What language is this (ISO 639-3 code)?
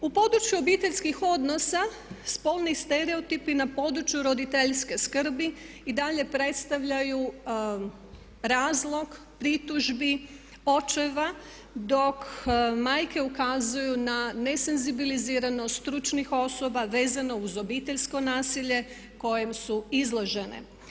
hrv